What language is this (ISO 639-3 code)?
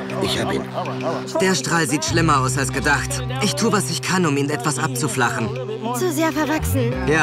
deu